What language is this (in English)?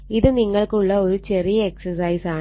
Malayalam